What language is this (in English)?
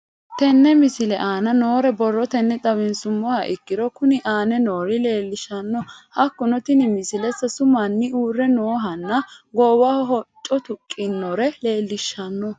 Sidamo